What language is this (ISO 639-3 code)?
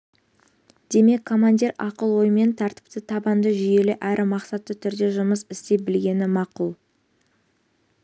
kaz